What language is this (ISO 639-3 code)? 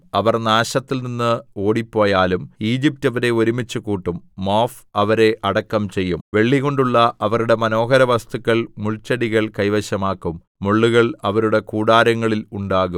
mal